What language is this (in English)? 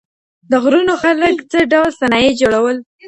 Pashto